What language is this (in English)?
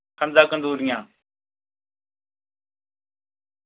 Dogri